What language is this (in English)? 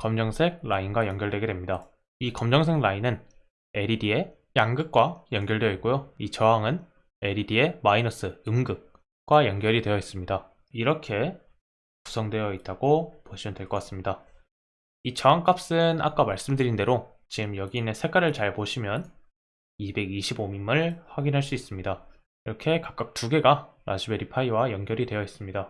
Korean